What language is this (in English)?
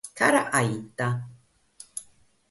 Sardinian